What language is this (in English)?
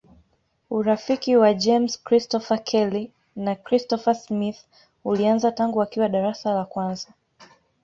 Swahili